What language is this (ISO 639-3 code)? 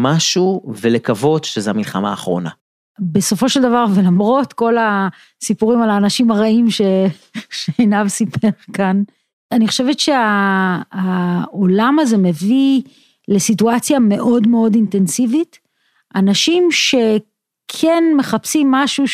heb